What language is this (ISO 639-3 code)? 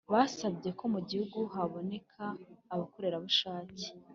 kin